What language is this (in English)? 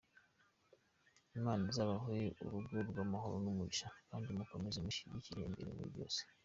Kinyarwanda